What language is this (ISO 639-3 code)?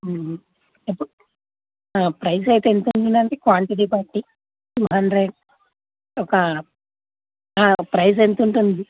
tel